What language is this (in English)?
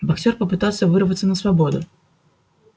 Russian